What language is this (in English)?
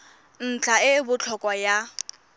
Tswana